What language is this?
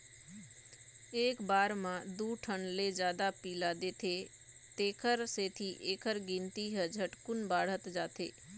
Chhattisgarhi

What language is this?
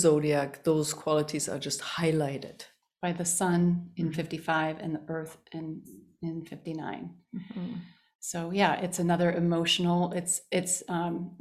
English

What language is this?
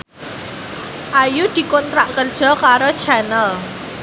Javanese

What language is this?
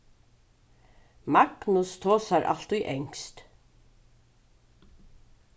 Faroese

